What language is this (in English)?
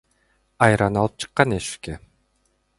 Kyrgyz